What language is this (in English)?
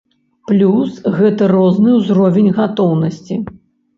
Belarusian